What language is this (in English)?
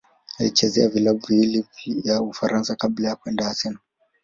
Swahili